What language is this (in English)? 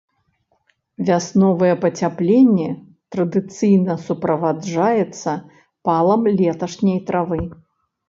Belarusian